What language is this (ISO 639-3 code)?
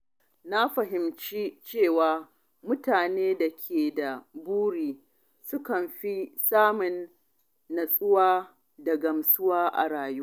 hau